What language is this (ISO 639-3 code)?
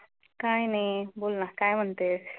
mar